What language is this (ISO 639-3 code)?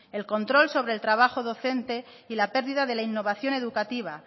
spa